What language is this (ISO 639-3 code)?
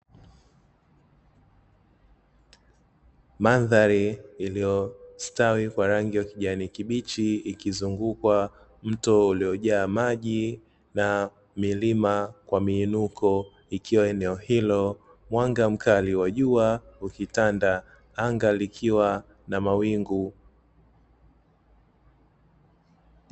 swa